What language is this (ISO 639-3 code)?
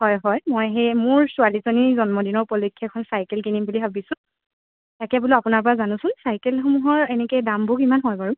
asm